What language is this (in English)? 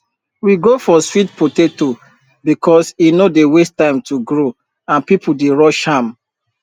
Nigerian Pidgin